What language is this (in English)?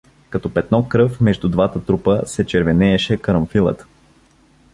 Bulgarian